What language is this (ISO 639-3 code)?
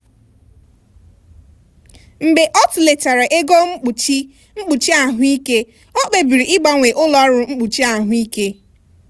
ibo